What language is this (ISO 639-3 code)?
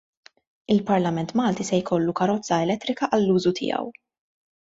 mlt